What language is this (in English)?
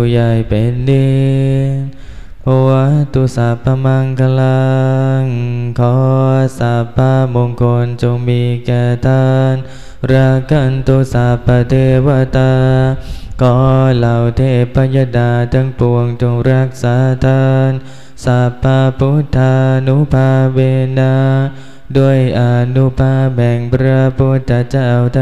Thai